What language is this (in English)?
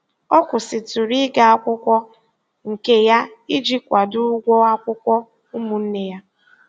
Igbo